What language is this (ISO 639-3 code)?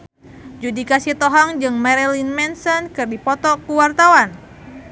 sun